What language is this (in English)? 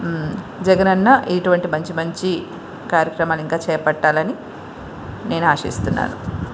Telugu